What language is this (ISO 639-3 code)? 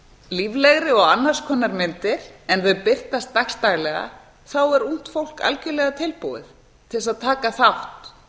isl